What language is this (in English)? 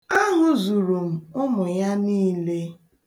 Igbo